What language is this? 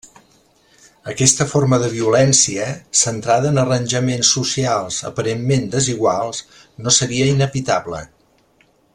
Catalan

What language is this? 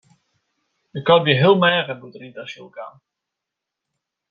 Western Frisian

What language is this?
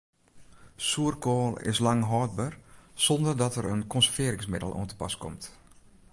Western Frisian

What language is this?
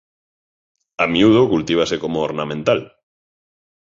Galician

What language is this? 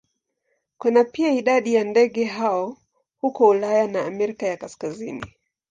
Swahili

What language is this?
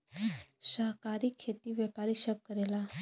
Bhojpuri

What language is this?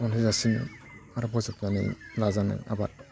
Bodo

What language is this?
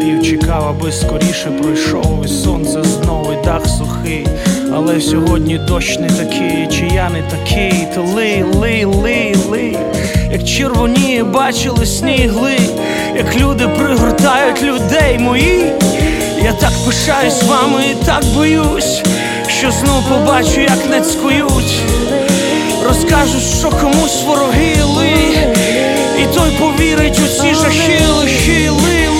Ukrainian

